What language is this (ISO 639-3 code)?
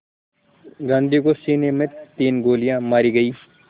hin